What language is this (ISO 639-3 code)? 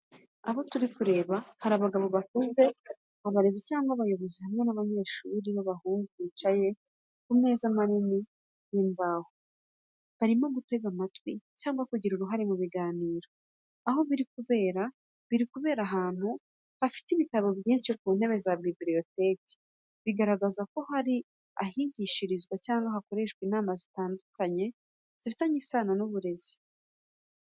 kin